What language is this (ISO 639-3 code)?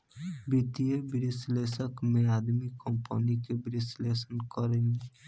bho